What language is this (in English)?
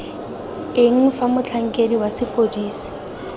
Tswana